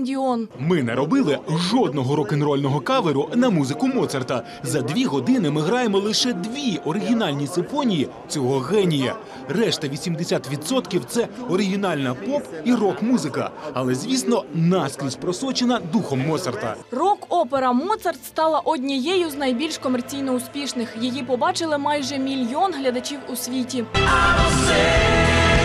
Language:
Ukrainian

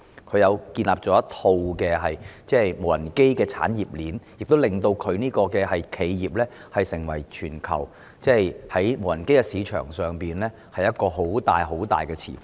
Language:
Cantonese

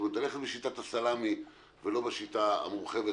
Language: Hebrew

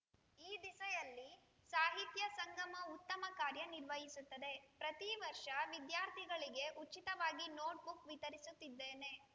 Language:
Kannada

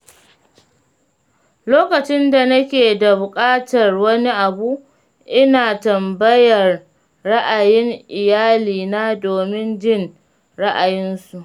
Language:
Hausa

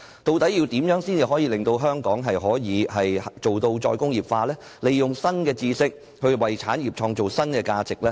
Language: Cantonese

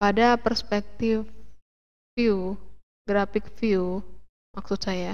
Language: Indonesian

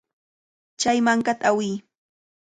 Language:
Cajatambo North Lima Quechua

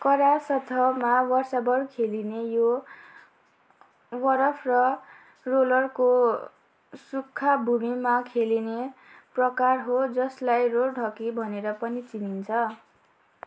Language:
Nepali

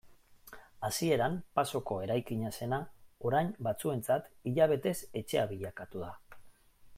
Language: Basque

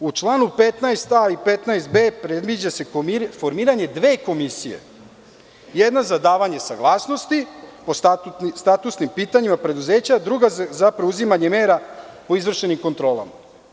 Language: Serbian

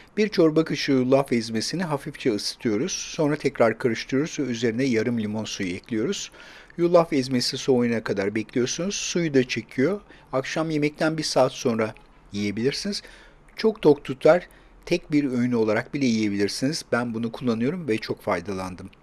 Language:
Turkish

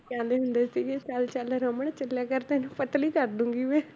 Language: Punjabi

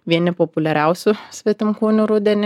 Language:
Lithuanian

